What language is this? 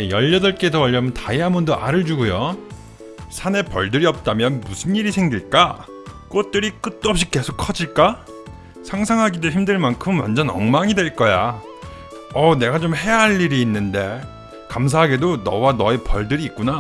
Korean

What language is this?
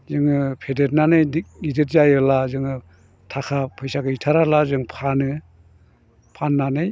Bodo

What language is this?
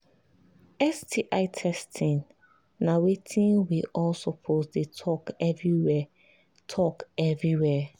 Nigerian Pidgin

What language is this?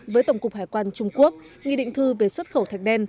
Vietnamese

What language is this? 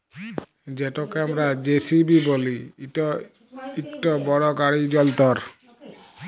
Bangla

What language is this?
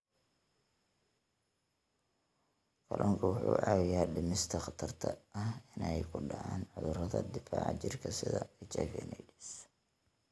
Somali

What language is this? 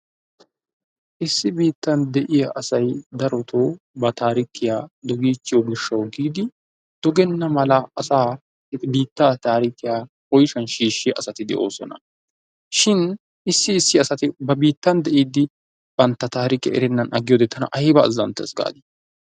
Wolaytta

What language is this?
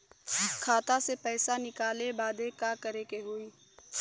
Bhojpuri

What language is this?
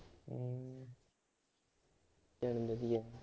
Punjabi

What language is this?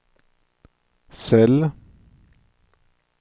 Swedish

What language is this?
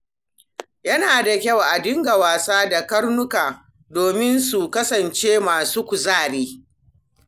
Hausa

